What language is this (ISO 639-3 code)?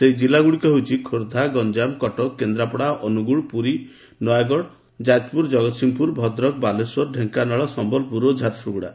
ori